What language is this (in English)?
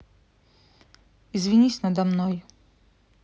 Russian